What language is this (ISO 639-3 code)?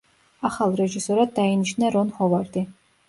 kat